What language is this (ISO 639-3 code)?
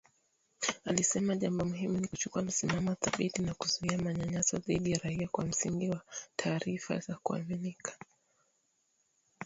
swa